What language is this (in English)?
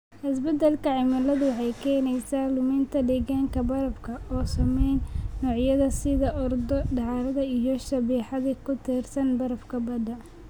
Somali